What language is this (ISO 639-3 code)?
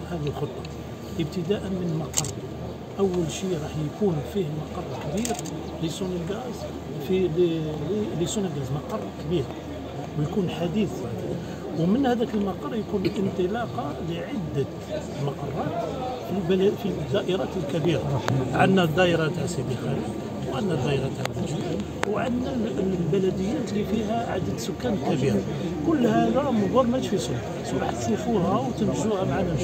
ara